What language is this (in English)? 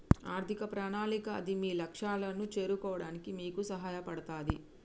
Telugu